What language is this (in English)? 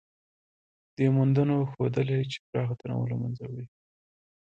Pashto